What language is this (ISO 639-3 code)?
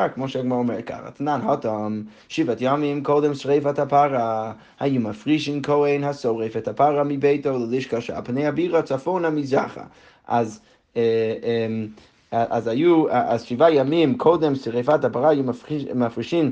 heb